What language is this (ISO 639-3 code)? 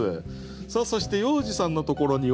jpn